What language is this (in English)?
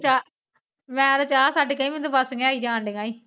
Punjabi